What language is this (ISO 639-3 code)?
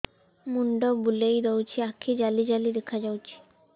ori